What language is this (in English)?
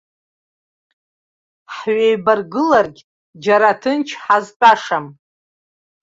Abkhazian